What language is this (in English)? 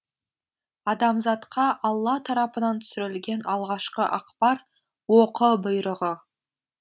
Kazakh